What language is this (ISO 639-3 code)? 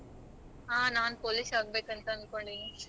kan